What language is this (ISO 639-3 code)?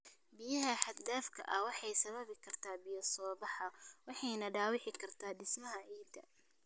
som